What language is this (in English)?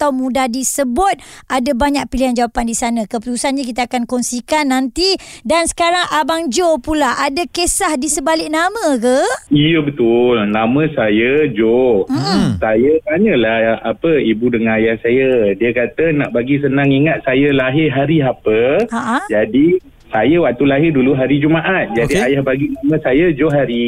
Malay